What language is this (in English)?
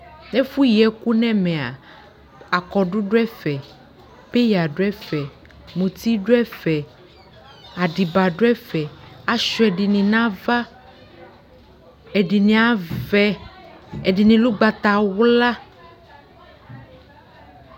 Ikposo